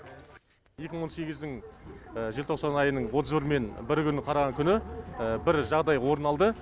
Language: Kazakh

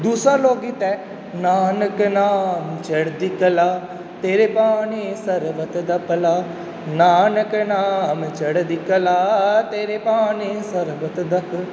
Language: Punjabi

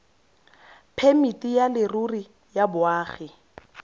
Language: Tswana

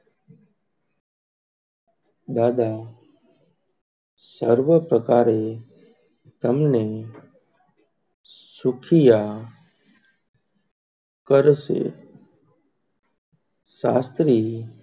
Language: Gujarati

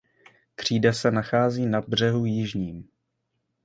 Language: Czech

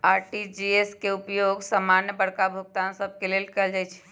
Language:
Magahi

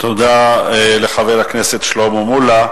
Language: Hebrew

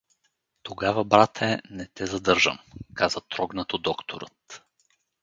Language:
Bulgarian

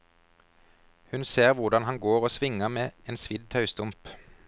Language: Norwegian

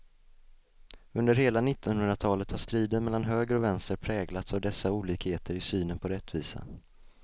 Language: Swedish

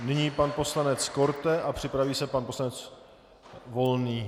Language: Czech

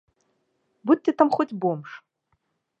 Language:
Belarusian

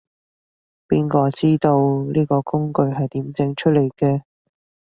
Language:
Cantonese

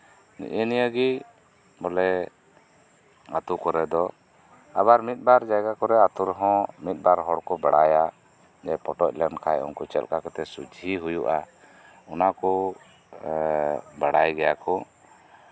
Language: Santali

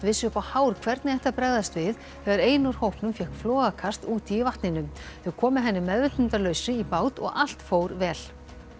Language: Icelandic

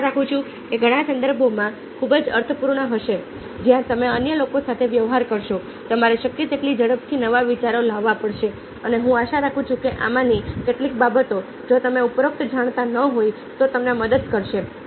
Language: Gujarati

